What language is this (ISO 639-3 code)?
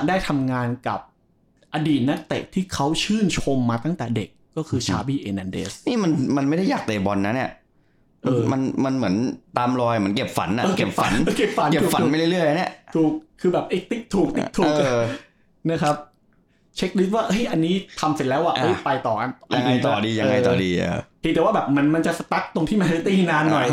tha